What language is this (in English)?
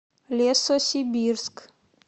Russian